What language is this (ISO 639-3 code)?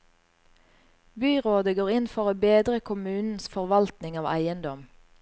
nor